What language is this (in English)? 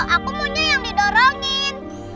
Indonesian